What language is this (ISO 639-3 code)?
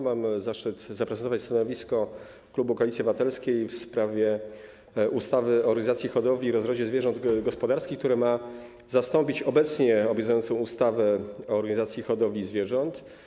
pol